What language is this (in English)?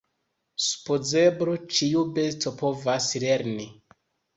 Esperanto